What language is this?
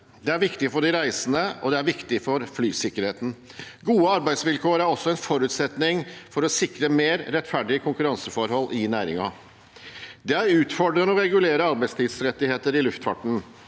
Norwegian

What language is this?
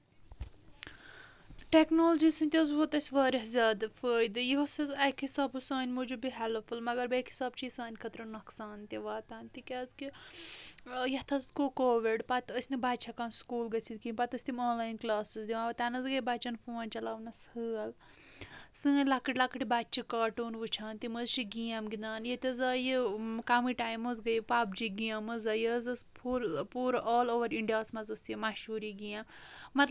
Kashmiri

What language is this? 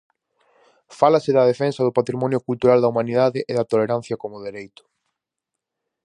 Galician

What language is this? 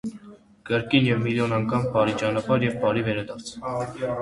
Armenian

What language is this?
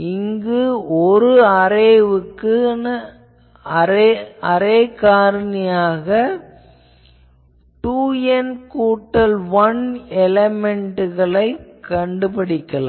Tamil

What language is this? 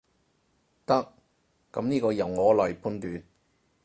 Cantonese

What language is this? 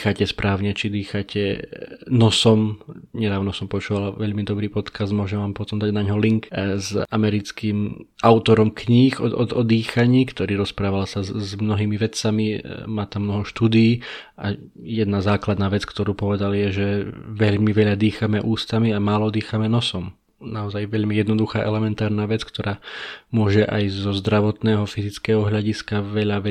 Slovak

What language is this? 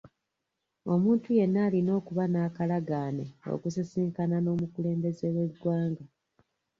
Ganda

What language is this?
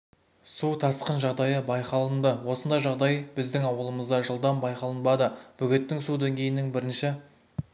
Kazakh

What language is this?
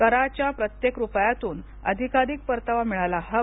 Marathi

